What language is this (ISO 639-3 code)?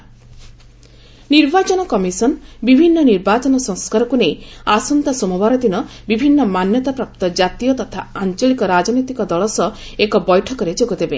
ori